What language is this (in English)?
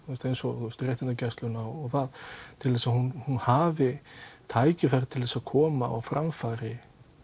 Icelandic